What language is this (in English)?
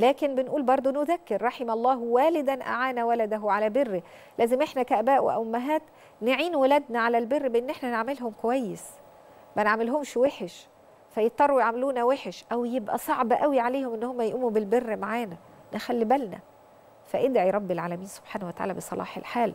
Arabic